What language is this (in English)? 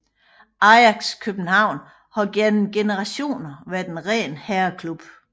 Danish